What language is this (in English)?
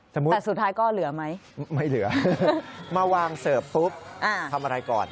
Thai